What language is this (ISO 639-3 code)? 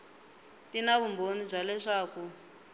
tso